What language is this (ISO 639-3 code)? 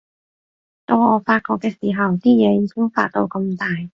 yue